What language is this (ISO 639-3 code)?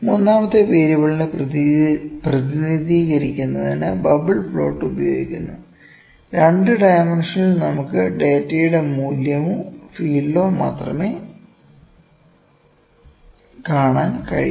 mal